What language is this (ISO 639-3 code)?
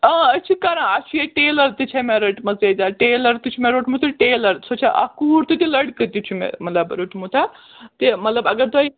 kas